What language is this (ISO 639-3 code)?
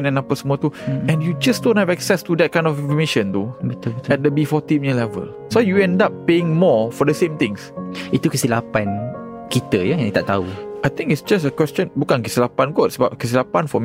msa